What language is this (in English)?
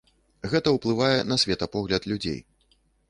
Belarusian